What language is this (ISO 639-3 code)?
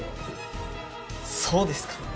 jpn